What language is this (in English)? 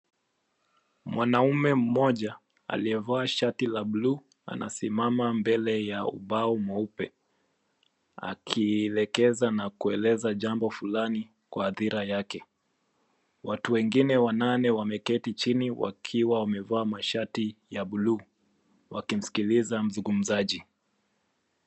Swahili